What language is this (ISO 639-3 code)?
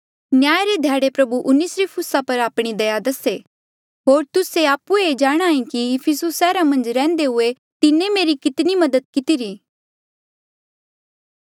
mjl